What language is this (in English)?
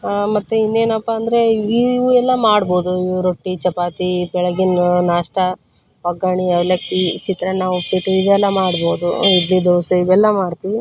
Kannada